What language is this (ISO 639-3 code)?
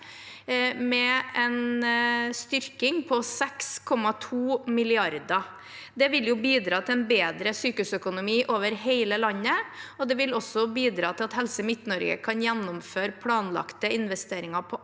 nor